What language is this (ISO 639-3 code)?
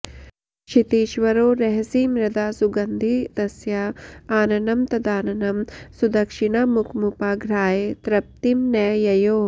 san